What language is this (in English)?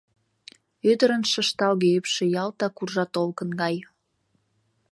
Mari